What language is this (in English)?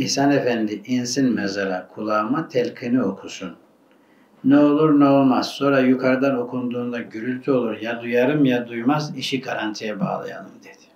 Turkish